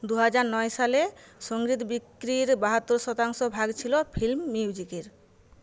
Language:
Bangla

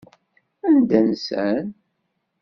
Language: Kabyle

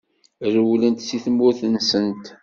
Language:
Kabyle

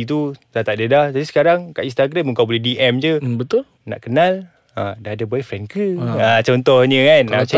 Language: Malay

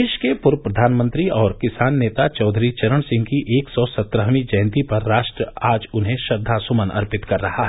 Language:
Hindi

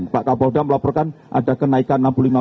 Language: Indonesian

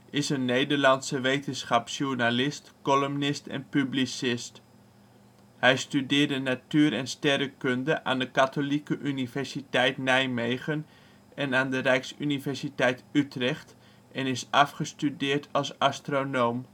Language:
Dutch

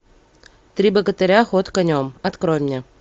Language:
Russian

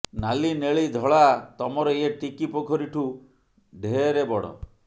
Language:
Odia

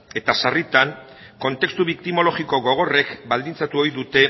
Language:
Basque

